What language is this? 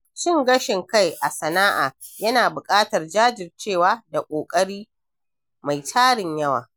Hausa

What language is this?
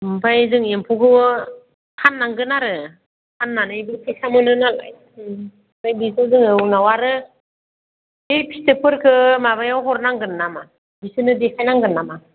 Bodo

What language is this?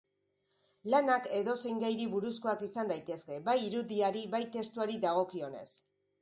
Basque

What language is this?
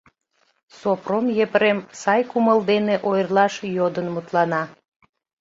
Mari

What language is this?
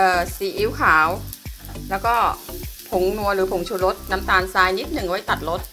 Thai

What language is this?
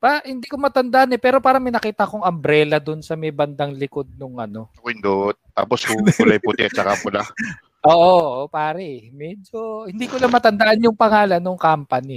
Filipino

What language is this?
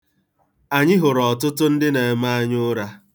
Igbo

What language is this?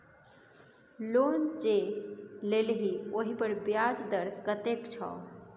Maithili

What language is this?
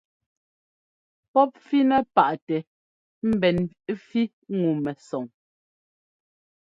Ngomba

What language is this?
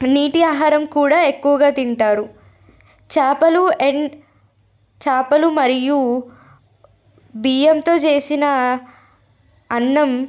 Telugu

